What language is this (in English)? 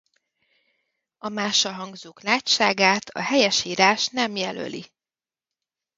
Hungarian